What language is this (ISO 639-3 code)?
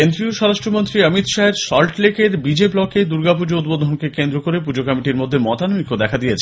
ben